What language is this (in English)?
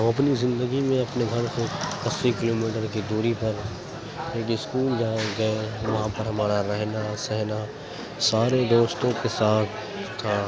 Urdu